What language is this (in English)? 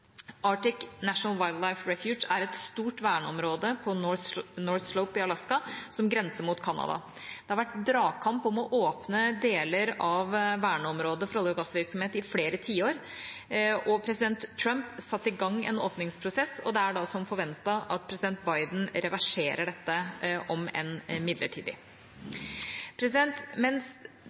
Norwegian Bokmål